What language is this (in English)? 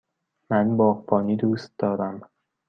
Persian